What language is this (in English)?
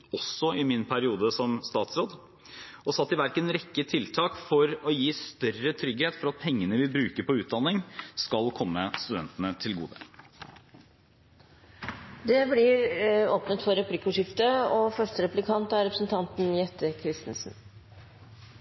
Norwegian Bokmål